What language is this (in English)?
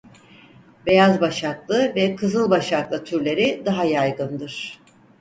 Turkish